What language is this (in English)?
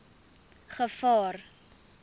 Afrikaans